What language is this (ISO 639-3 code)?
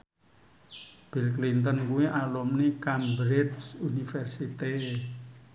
jav